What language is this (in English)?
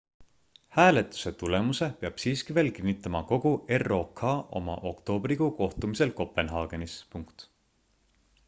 Estonian